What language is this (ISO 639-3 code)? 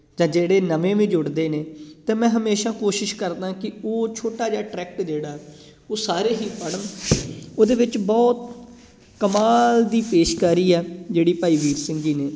pan